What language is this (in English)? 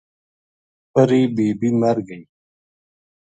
Gujari